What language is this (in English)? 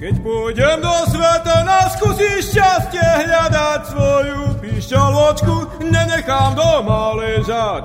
Slovak